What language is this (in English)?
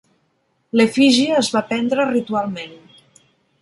Catalan